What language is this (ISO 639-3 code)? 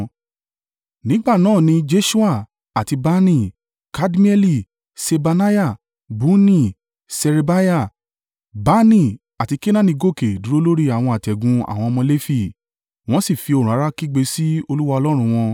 yor